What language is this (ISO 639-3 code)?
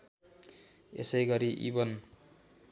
nep